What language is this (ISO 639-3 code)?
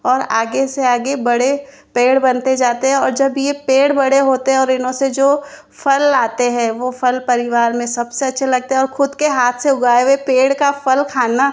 hin